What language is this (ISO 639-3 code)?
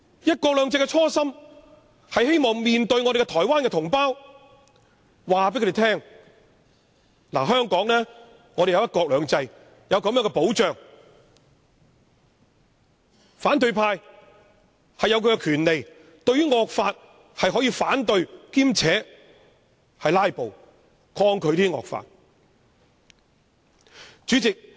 yue